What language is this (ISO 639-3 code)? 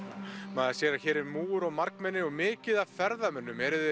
isl